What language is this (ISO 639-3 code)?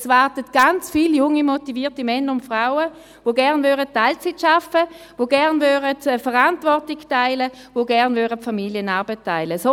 gsw